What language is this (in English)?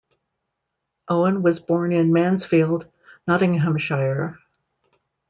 English